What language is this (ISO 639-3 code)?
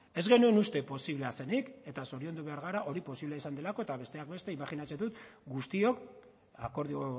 eus